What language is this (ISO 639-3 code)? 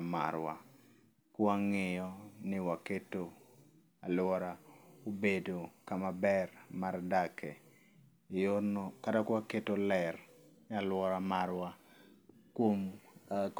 luo